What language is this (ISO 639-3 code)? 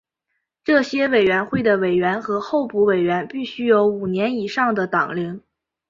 zho